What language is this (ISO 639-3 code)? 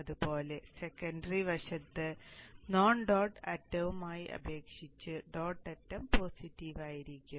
mal